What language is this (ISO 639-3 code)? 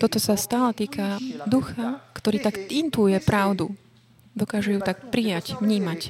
slk